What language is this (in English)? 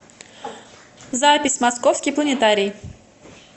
Russian